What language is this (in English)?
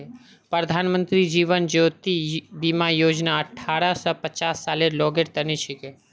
Magahi